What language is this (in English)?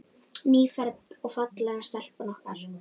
Icelandic